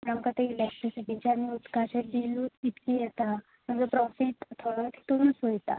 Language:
Konkani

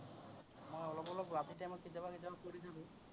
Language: Assamese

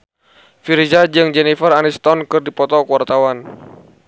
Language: Sundanese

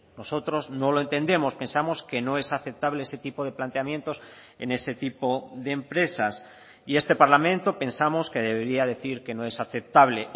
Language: Spanish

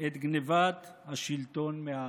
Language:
Hebrew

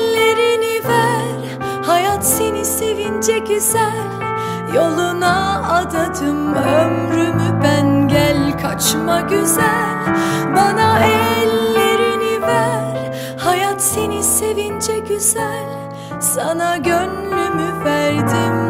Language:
Turkish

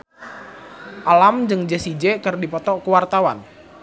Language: Sundanese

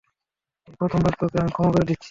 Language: Bangla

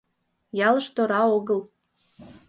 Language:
Mari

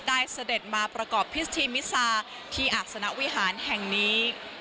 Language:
Thai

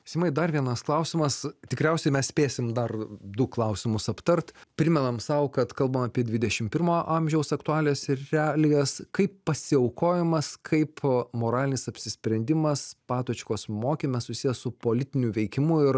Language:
Lithuanian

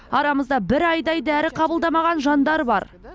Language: Kazakh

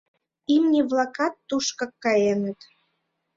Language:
Mari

